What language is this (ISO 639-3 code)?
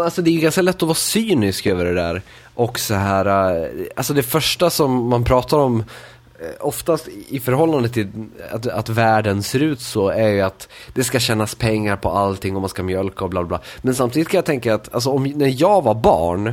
swe